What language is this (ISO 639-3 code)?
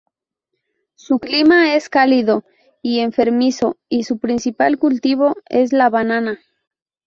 spa